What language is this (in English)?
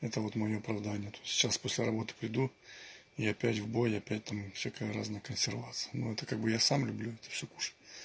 Russian